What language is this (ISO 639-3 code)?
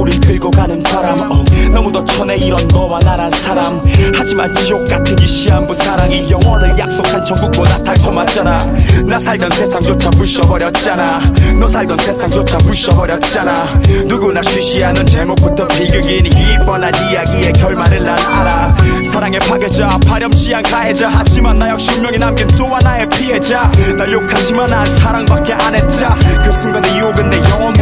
kor